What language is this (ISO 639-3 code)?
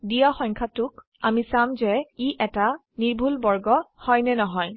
asm